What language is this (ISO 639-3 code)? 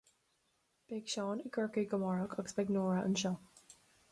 gle